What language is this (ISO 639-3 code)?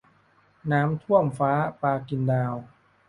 tha